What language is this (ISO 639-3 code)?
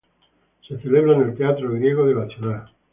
spa